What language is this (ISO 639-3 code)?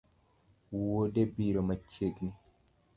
luo